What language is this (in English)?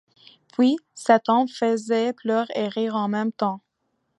French